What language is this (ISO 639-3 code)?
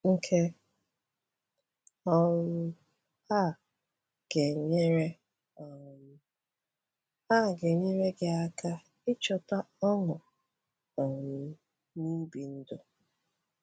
ibo